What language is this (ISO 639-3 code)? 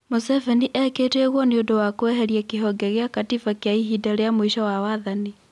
kik